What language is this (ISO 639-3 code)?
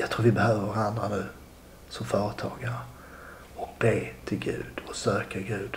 swe